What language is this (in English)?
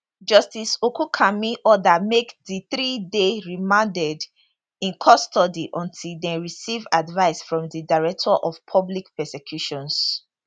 Nigerian Pidgin